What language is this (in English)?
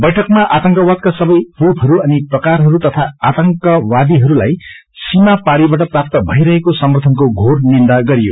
Nepali